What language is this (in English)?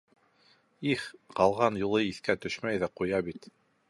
Bashkir